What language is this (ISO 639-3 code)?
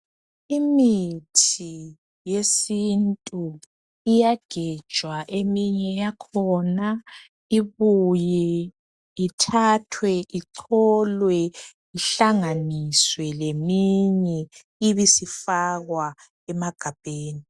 nde